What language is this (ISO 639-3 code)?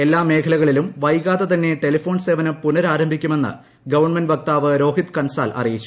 mal